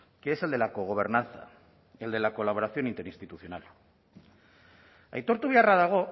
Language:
Spanish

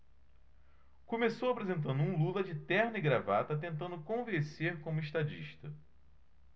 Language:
Portuguese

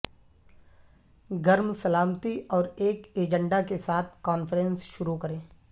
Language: Urdu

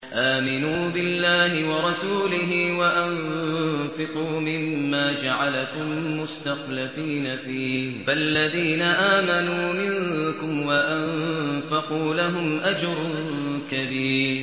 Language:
Arabic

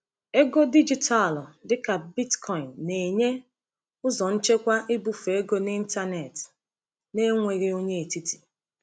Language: Igbo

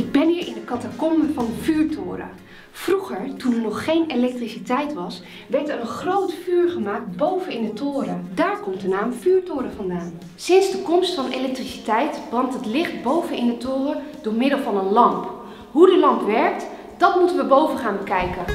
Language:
Dutch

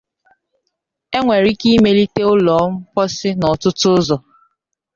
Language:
Igbo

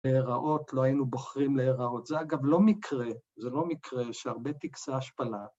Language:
Hebrew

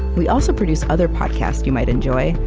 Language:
English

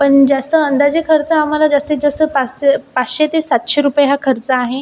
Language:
Marathi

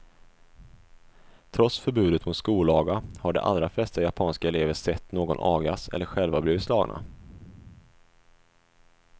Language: Swedish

